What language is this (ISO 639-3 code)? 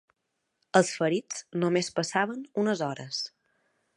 cat